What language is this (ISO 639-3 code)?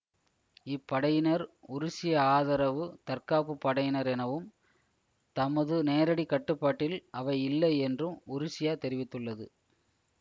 tam